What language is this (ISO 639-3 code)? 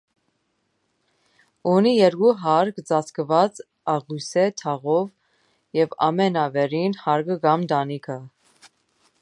hye